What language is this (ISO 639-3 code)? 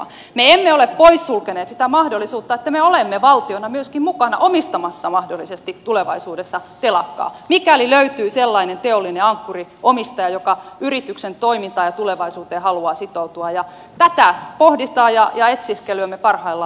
fin